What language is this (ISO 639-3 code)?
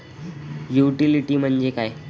mar